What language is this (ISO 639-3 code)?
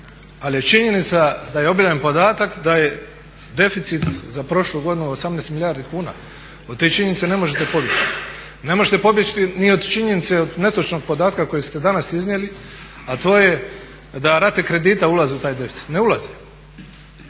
hrv